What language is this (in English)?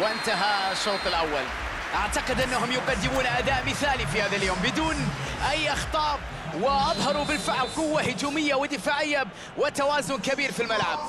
Arabic